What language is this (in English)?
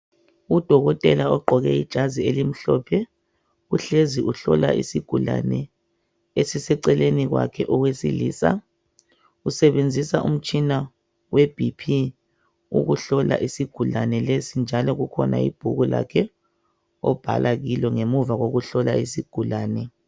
North Ndebele